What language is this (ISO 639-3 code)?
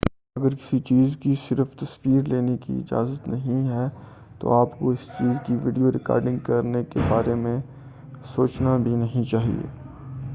urd